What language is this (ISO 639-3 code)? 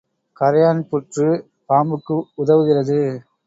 tam